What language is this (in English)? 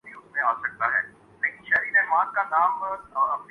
Urdu